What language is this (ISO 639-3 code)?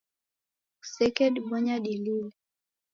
dav